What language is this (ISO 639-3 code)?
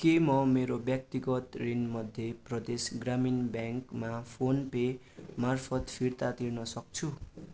nep